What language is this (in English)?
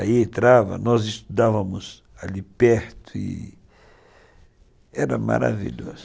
Portuguese